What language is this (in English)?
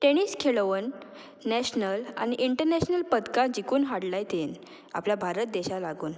Konkani